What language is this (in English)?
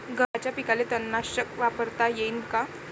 Marathi